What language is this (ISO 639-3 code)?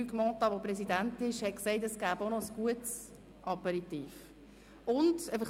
gsw